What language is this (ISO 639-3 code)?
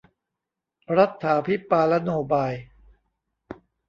tha